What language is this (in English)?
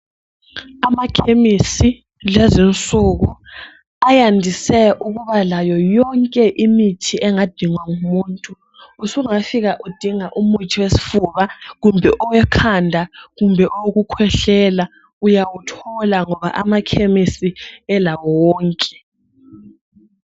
North Ndebele